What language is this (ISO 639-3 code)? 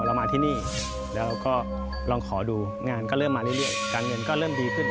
tha